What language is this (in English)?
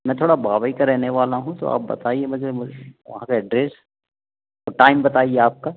Hindi